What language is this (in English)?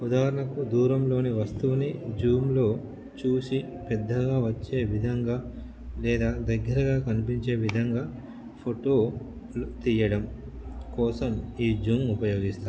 Telugu